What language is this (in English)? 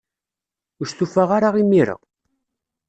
Kabyle